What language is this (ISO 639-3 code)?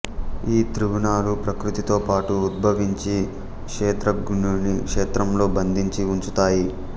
tel